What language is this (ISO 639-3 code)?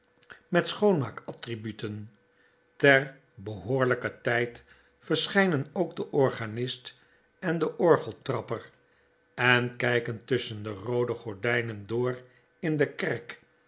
nld